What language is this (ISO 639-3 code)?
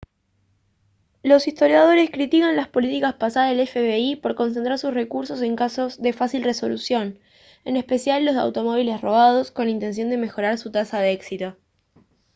spa